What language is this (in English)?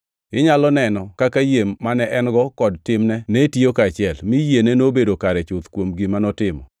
Luo (Kenya and Tanzania)